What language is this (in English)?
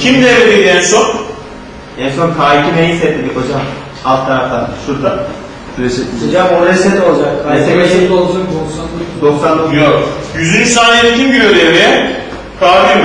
Turkish